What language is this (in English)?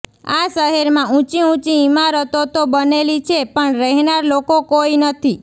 Gujarati